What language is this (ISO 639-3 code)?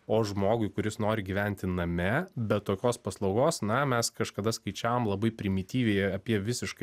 lit